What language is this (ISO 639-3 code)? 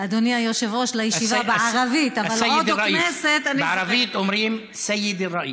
heb